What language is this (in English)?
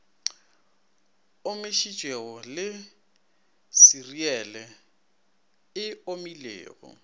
Northern Sotho